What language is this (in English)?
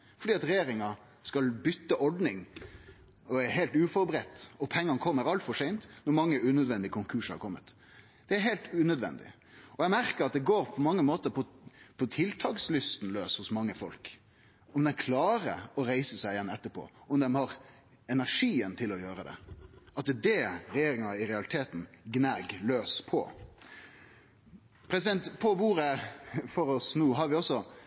Norwegian Nynorsk